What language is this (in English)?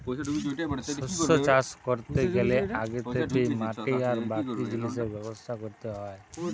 Bangla